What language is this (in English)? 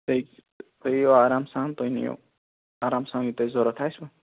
Kashmiri